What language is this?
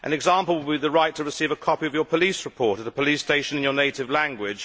English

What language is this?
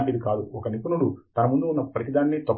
Telugu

